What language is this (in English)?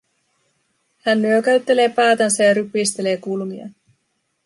Finnish